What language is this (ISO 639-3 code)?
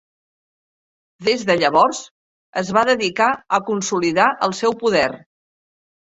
cat